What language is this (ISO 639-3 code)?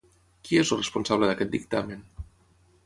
cat